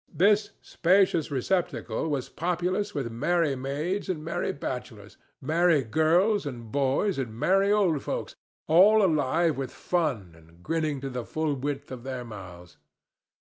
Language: English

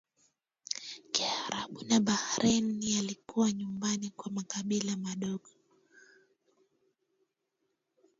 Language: Swahili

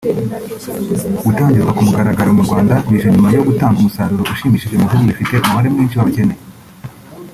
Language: Kinyarwanda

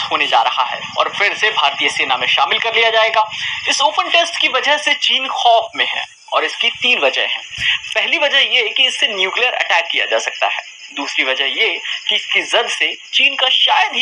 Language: Hindi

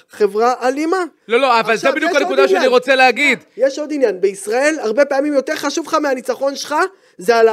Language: Hebrew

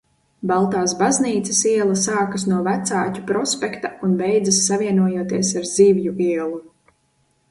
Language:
Latvian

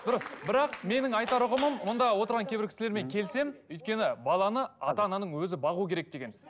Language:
Kazakh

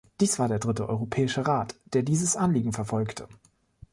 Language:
German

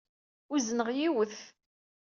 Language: Kabyle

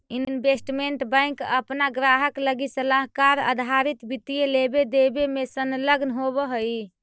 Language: Magahi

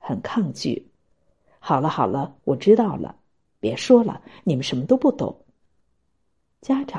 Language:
Chinese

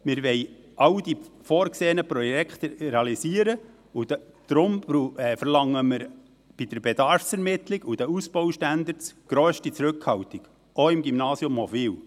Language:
Swiss German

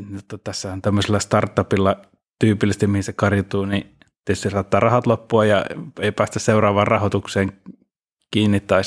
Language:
Finnish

